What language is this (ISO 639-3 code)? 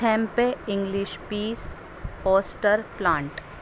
urd